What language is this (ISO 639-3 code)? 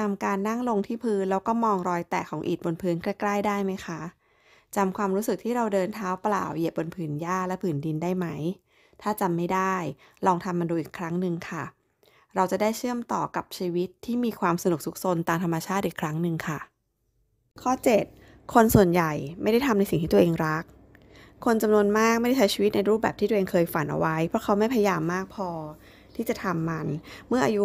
tha